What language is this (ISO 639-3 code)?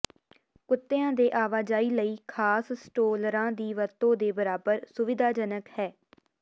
pan